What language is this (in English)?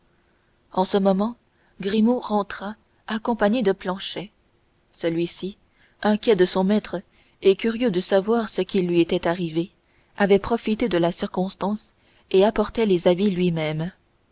French